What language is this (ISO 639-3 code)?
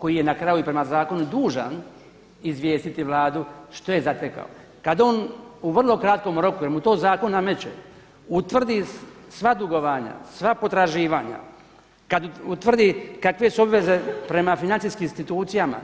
hrv